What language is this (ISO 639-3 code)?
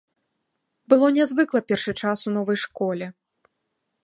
bel